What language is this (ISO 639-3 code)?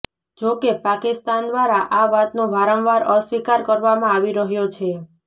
guj